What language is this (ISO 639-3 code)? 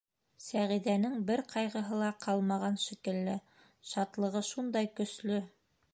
bak